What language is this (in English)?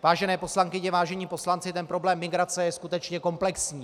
Czech